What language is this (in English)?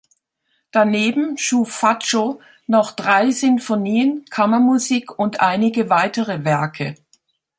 German